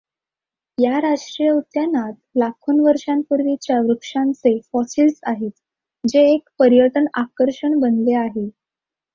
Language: Marathi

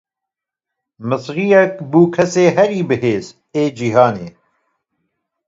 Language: Kurdish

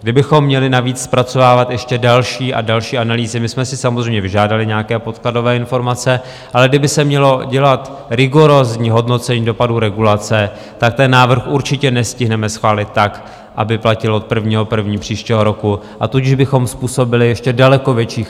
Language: Czech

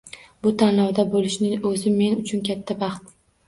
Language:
Uzbek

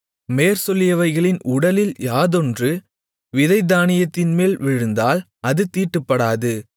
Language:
Tamil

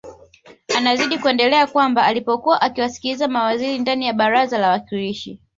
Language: Swahili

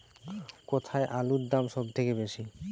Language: Bangla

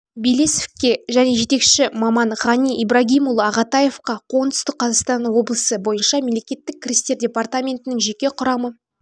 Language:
Kazakh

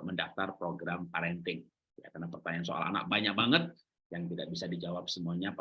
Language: Indonesian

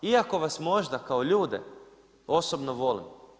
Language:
Croatian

